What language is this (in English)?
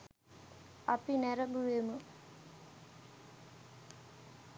Sinhala